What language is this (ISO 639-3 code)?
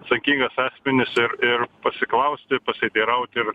lit